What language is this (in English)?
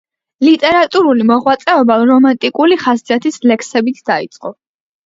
Georgian